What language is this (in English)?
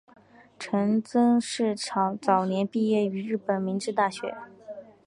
Chinese